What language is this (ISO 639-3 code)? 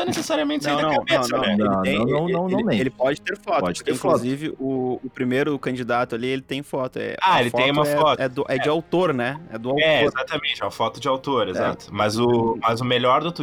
por